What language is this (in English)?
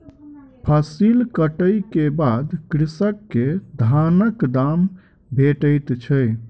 Maithili